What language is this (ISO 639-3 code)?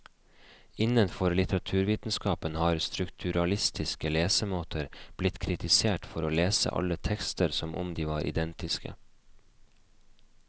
nor